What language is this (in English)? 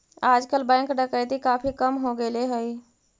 Magahi